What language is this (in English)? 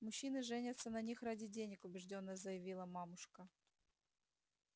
Russian